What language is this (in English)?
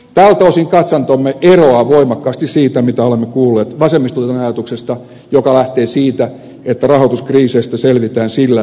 Finnish